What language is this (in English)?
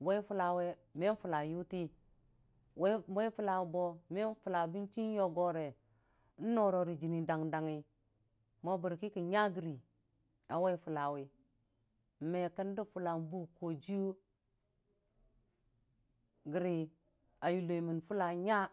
Dijim-Bwilim